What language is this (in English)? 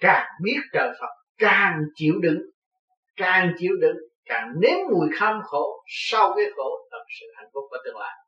Vietnamese